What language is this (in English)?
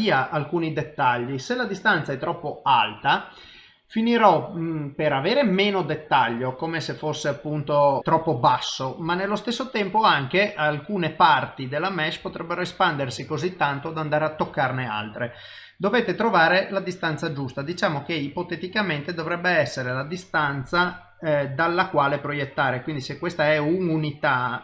Italian